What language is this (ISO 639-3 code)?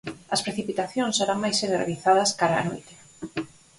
glg